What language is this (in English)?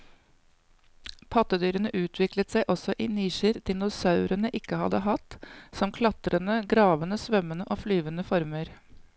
Norwegian